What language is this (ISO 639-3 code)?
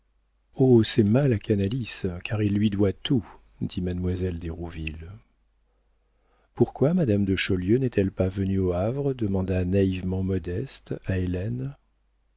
fra